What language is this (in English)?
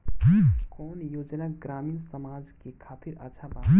Bhojpuri